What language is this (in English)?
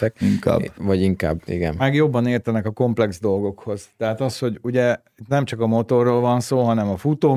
Hungarian